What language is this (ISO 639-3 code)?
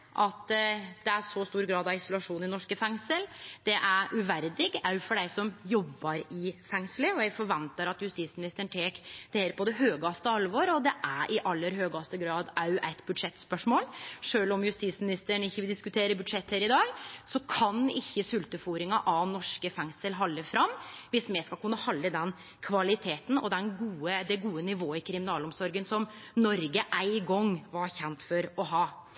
nno